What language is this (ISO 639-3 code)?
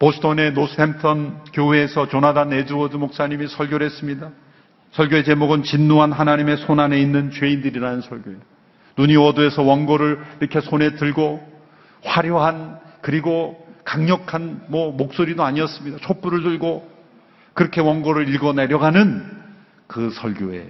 kor